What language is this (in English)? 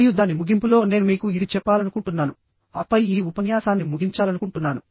Telugu